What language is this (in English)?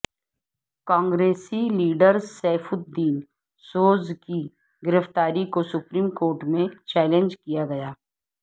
Urdu